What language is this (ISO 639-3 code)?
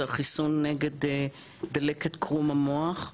heb